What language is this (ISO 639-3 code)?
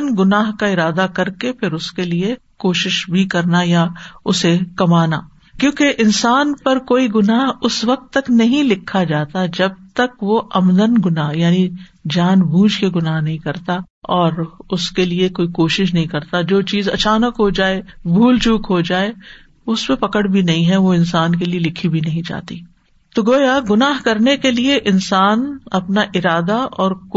urd